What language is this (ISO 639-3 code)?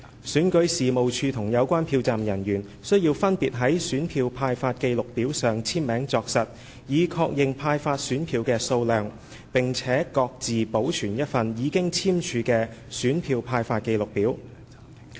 yue